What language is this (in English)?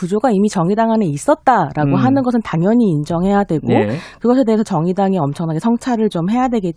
Korean